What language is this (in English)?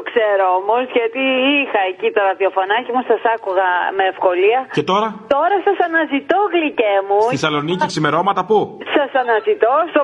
Greek